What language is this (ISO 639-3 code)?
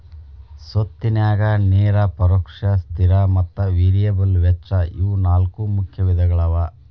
kan